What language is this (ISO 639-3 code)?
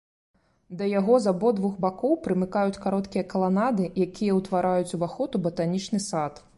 bel